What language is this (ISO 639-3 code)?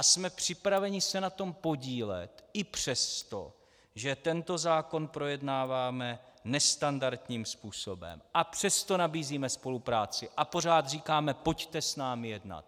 ces